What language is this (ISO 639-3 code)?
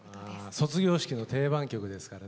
jpn